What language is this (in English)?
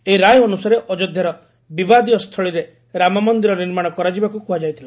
Odia